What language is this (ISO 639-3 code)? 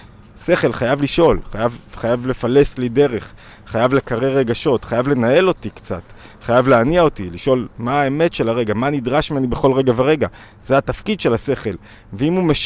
heb